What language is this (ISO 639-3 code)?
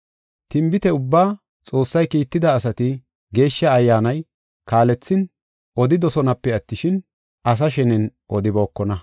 gof